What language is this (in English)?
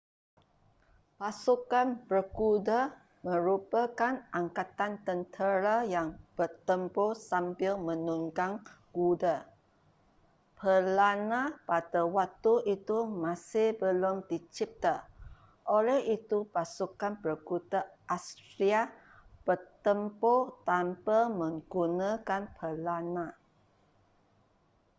Malay